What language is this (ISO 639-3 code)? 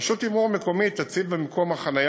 heb